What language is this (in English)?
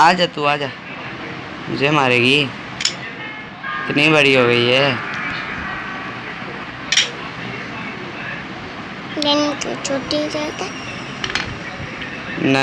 Hindi